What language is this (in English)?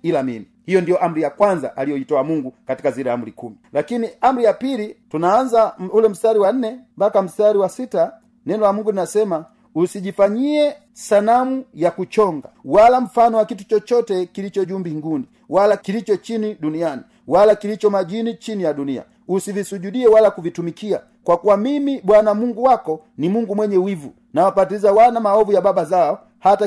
Swahili